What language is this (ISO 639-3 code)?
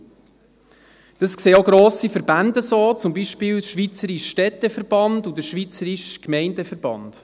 gsw